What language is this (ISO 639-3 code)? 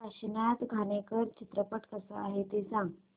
mar